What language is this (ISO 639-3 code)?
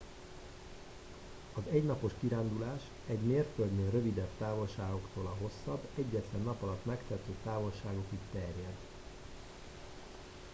hun